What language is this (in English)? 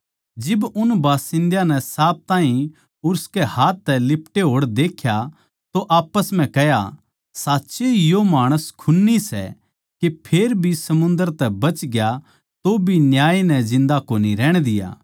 Haryanvi